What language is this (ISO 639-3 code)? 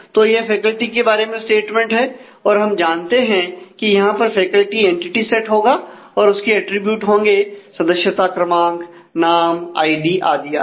hin